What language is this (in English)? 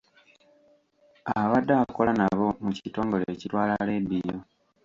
Ganda